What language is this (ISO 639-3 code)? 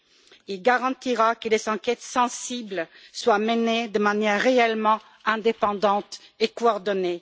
fra